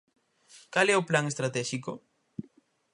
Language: Galician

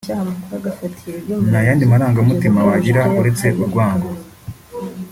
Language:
Kinyarwanda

